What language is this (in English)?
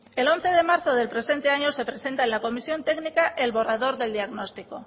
Spanish